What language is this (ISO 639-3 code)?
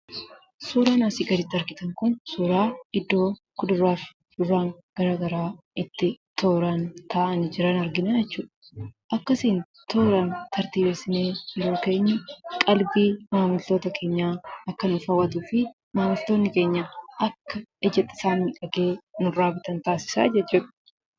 orm